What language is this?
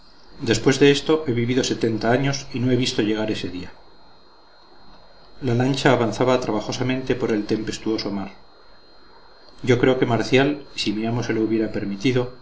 Spanish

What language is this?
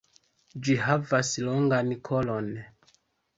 Esperanto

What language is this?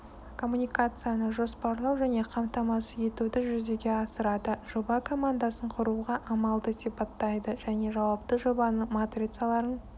Kazakh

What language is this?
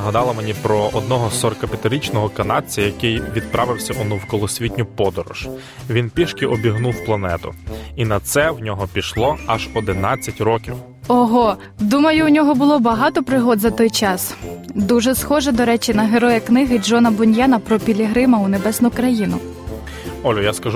Ukrainian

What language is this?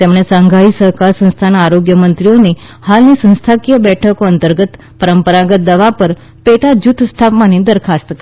Gujarati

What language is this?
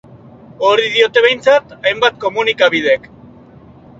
Basque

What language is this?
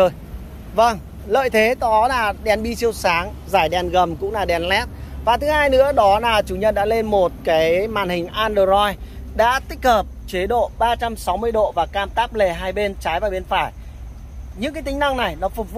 Vietnamese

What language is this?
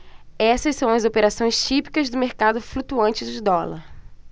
Portuguese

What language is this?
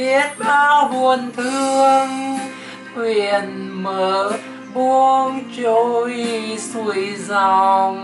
Vietnamese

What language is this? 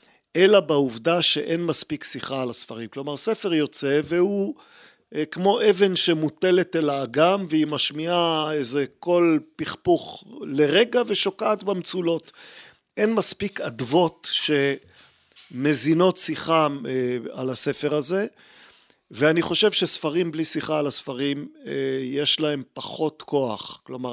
Hebrew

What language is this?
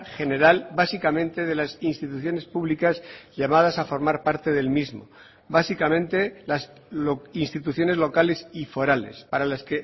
Spanish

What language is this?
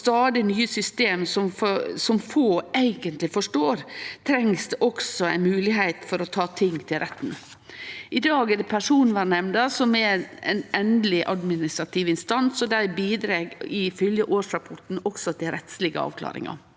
Norwegian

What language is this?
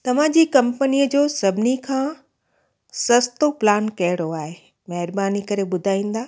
Sindhi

